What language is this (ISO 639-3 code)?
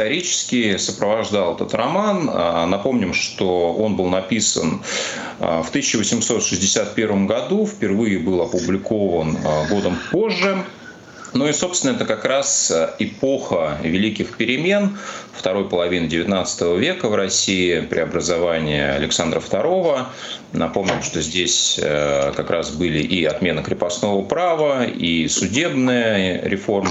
rus